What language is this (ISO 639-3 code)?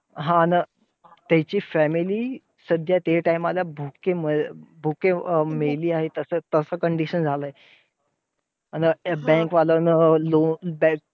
mar